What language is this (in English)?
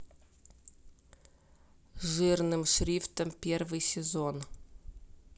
Russian